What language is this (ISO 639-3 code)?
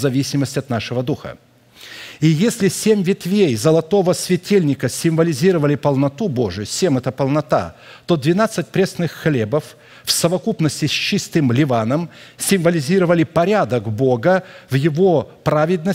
rus